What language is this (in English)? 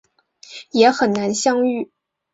Chinese